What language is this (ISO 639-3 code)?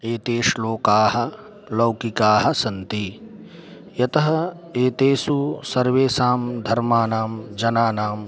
san